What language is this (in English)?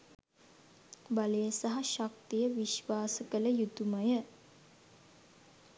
Sinhala